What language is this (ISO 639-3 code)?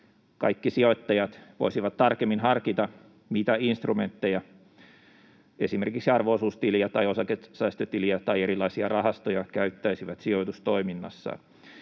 fin